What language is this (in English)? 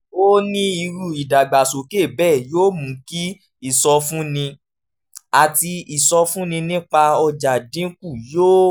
Yoruba